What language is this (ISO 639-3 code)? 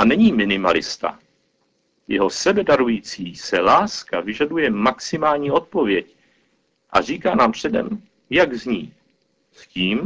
ces